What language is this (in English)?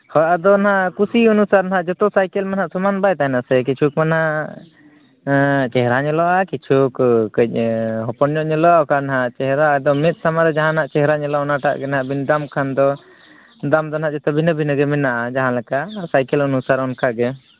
Santali